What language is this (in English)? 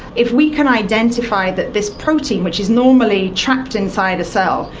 English